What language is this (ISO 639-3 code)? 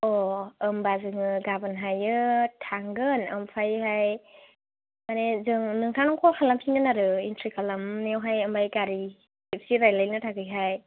brx